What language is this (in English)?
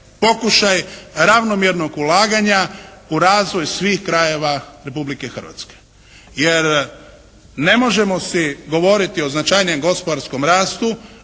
Croatian